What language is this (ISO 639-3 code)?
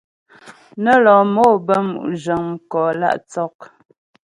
bbj